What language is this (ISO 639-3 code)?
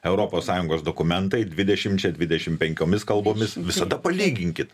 lit